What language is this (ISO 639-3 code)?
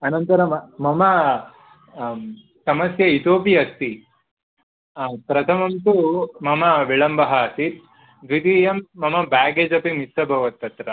san